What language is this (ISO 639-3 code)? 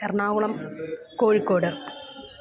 mal